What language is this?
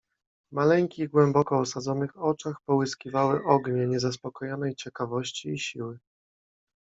Polish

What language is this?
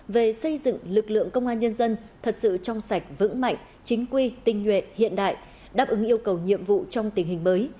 Vietnamese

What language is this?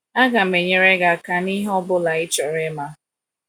Igbo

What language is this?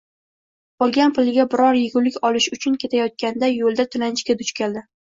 Uzbek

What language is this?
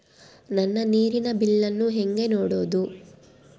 Kannada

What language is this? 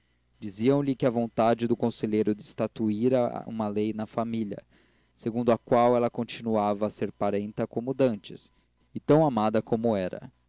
Portuguese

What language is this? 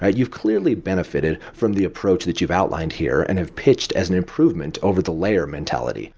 English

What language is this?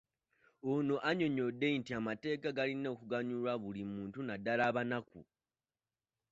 Ganda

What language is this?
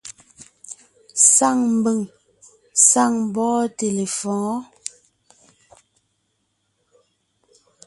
Ngiemboon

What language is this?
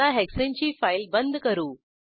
Marathi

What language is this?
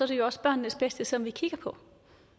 Danish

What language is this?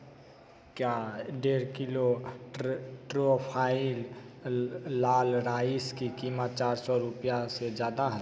Hindi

